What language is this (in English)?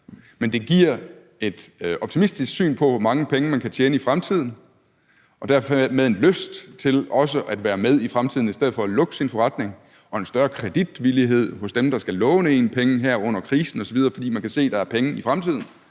Danish